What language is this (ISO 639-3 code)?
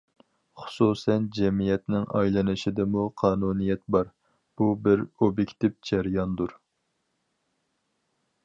uig